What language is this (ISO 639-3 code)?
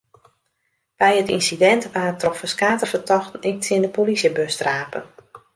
fry